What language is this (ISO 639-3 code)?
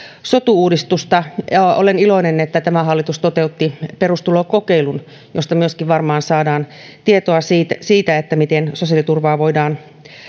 fin